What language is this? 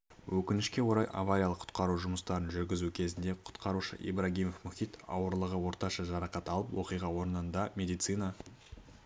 Kazakh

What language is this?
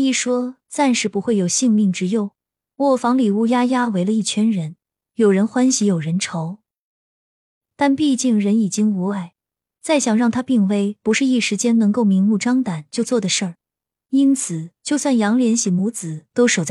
Chinese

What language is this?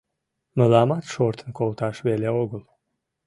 Mari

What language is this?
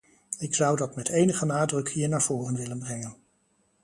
Dutch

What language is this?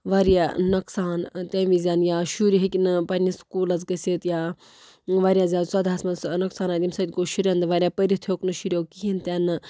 Kashmiri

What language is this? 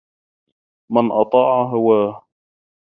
Arabic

